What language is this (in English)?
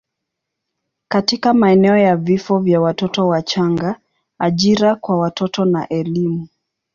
Swahili